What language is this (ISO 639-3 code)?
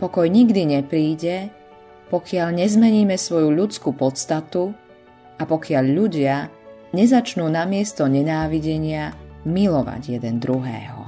slk